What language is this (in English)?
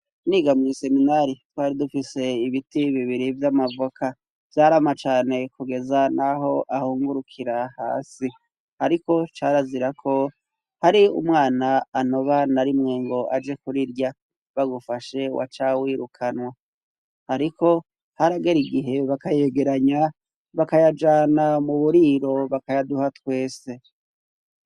Rundi